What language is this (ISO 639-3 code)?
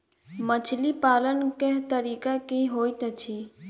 mai